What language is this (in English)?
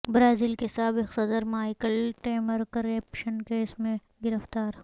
Urdu